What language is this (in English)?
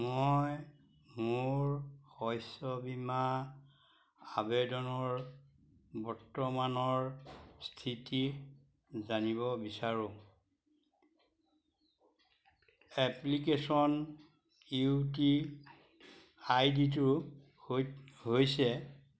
Assamese